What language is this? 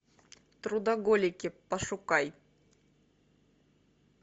Russian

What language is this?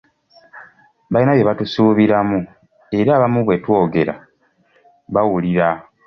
Ganda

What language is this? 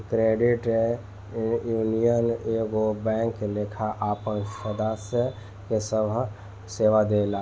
Bhojpuri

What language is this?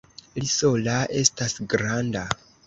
Esperanto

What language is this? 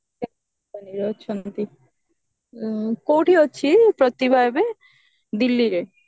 Odia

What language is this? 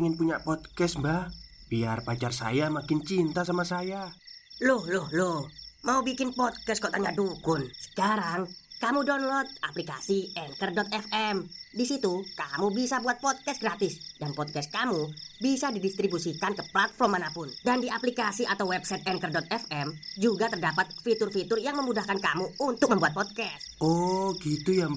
Indonesian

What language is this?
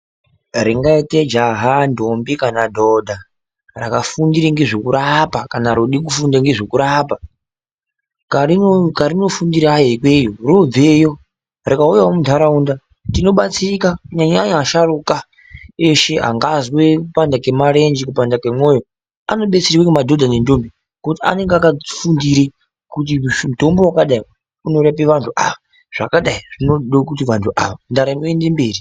Ndau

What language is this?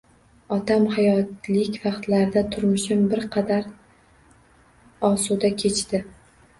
Uzbek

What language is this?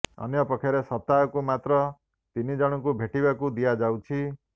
Odia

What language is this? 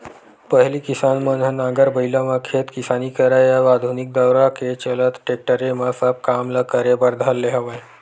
Chhattisgarhi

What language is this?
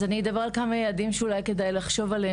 Hebrew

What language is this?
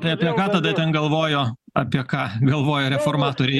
Lithuanian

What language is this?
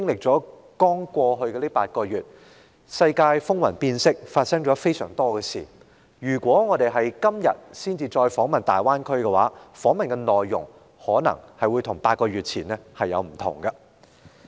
Cantonese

